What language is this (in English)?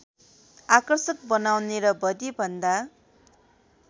Nepali